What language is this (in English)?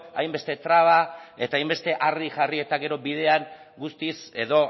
Basque